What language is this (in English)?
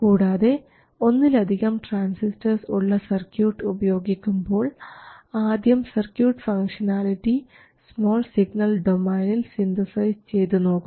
Malayalam